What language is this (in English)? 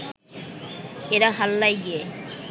Bangla